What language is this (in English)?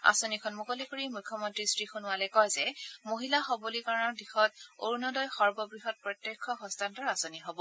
Assamese